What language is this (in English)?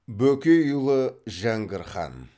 Kazakh